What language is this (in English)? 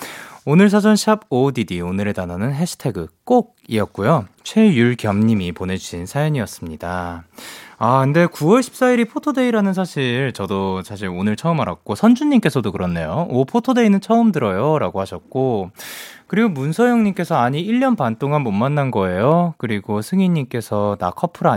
Korean